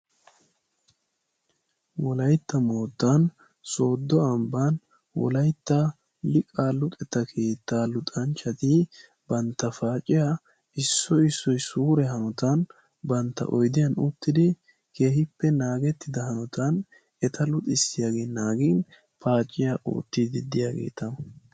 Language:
Wolaytta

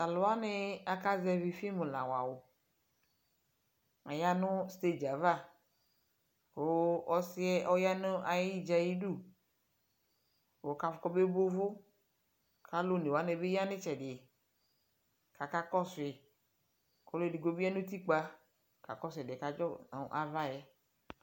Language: Ikposo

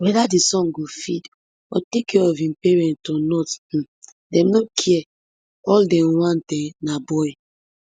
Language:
Nigerian Pidgin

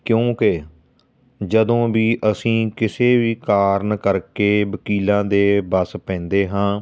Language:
Punjabi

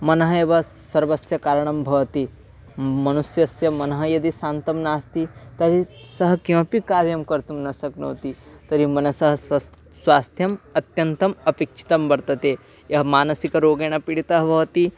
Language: Sanskrit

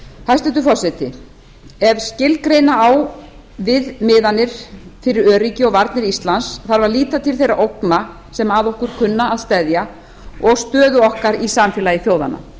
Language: Icelandic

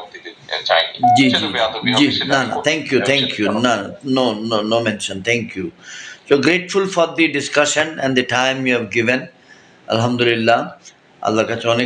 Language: Bangla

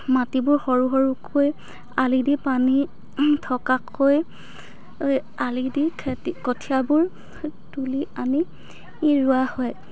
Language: Assamese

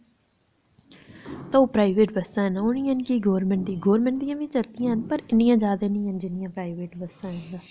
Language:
Dogri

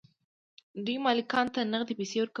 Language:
Pashto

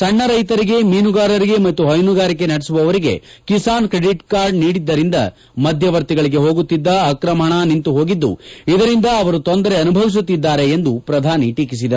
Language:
Kannada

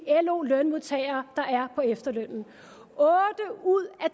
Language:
Danish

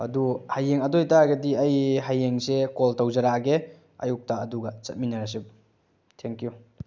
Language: Manipuri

